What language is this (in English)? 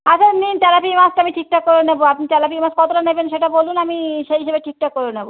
Bangla